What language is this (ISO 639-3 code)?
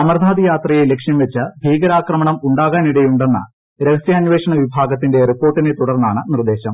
mal